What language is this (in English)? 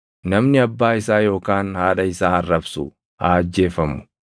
Oromo